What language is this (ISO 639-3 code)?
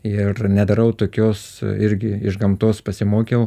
lit